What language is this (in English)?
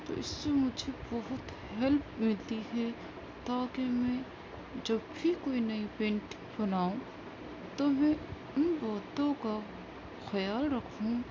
Urdu